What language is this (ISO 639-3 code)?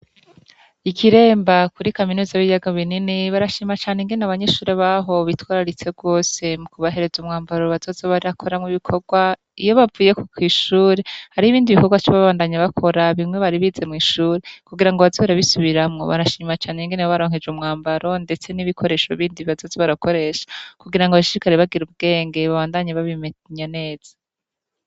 run